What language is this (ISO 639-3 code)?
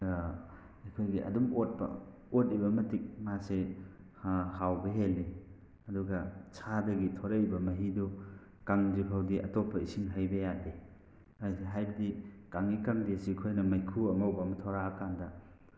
mni